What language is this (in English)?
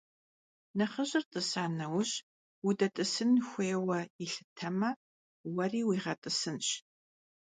Kabardian